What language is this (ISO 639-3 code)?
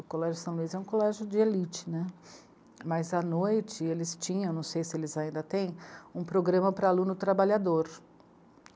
por